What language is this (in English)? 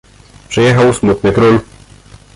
Polish